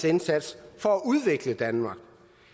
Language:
Danish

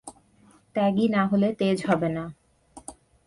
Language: Bangla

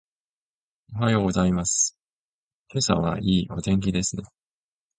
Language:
Japanese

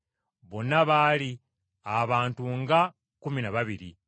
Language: Ganda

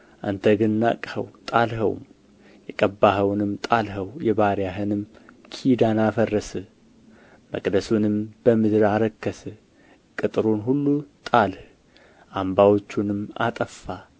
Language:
Amharic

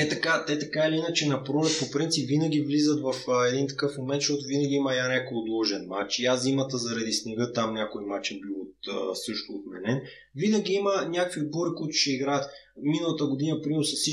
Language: Bulgarian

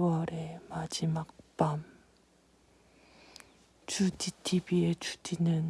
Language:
Korean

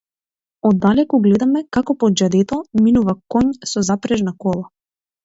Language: Macedonian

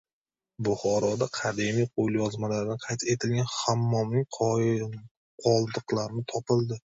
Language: Uzbek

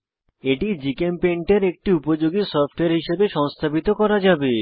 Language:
Bangla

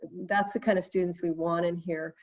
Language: English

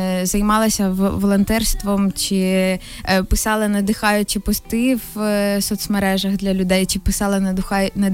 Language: Ukrainian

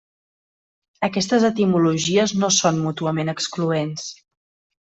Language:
Catalan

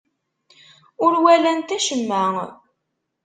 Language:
Kabyle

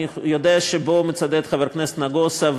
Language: Hebrew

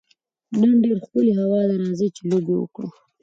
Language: Pashto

